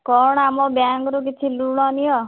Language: Odia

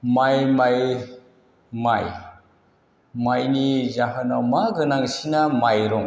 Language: Bodo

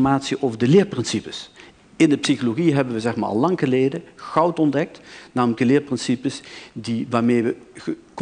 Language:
Dutch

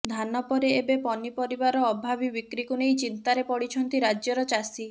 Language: Odia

